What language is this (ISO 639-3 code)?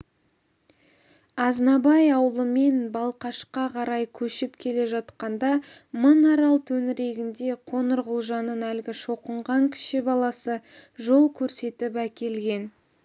kaz